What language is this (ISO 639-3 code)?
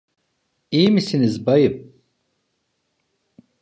tur